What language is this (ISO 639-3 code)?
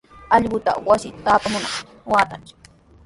qws